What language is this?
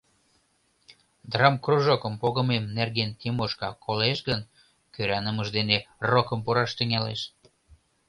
Mari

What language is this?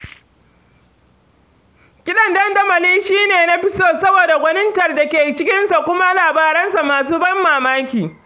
Hausa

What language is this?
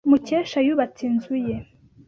Kinyarwanda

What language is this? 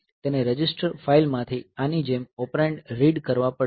Gujarati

